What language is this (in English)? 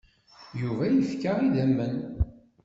Kabyle